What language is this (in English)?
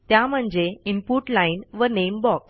Marathi